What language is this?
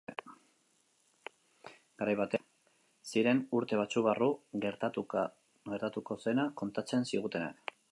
Basque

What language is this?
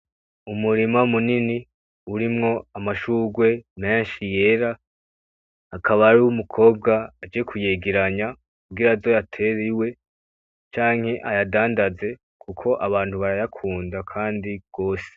Rundi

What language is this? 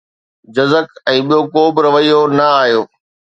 Sindhi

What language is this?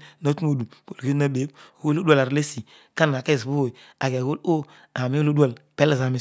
Odual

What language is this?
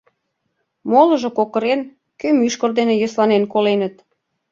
Mari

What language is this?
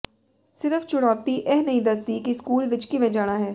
Punjabi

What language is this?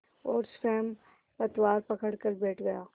Hindi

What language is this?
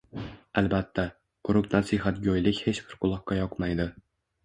Uzbek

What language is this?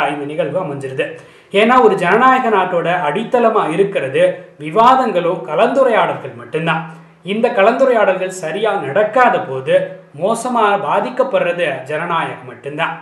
Tamil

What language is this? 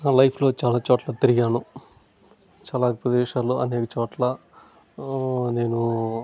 Telugu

